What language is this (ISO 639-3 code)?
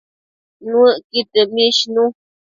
mcf